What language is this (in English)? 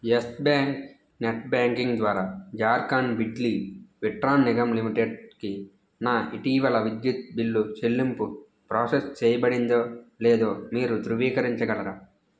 Telugu